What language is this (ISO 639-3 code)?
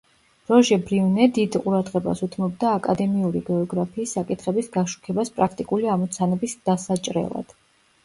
kat